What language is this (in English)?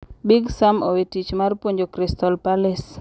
Luo (Kenya and Tanzania)